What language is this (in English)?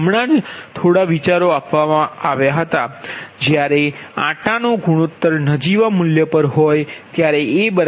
Gujarati